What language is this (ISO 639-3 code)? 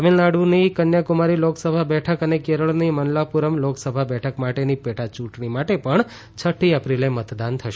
guj